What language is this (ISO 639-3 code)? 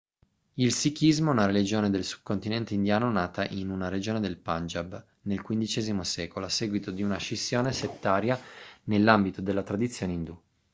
ita